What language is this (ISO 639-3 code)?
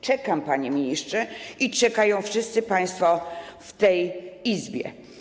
pol